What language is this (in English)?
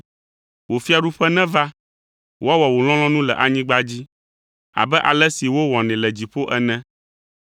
Ewe